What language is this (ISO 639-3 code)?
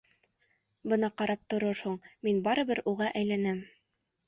bak